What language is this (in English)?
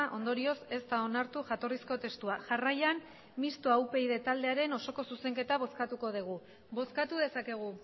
Basque